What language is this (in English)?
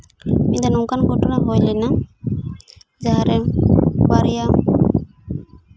Santali